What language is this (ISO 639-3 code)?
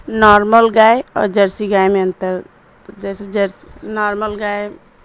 urd